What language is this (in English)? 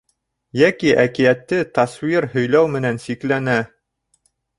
Bashkir